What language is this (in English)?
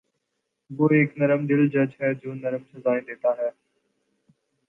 Urdu